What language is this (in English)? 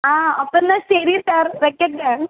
Malayalam